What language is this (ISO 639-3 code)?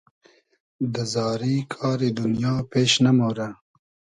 haz